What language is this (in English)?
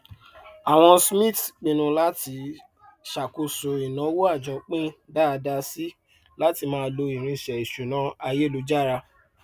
Yoruba